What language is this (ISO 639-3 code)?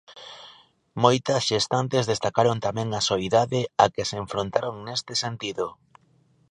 glg